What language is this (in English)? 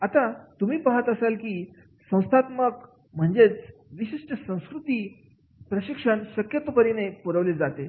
Marathi